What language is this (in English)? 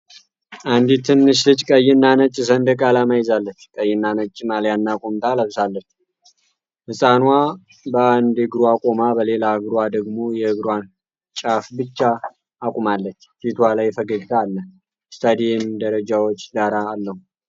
Amharic